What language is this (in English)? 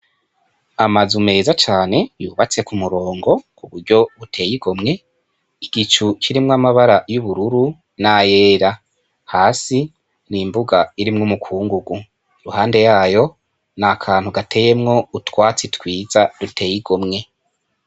Rundi